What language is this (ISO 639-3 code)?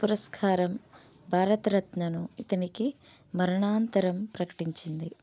tel